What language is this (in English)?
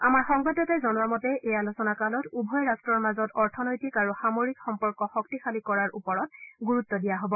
Assamese